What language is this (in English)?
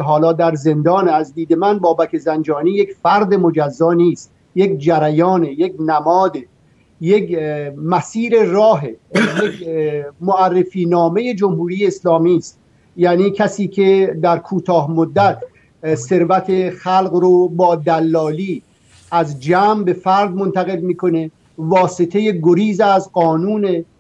Persian